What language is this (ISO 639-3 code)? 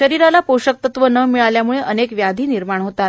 mar